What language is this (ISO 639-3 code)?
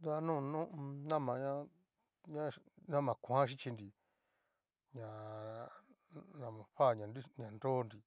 miu